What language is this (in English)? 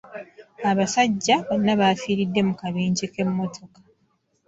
Ganda